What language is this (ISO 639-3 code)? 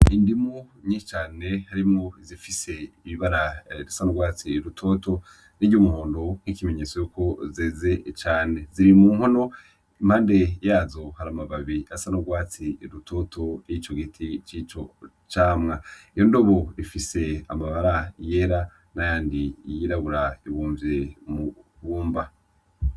run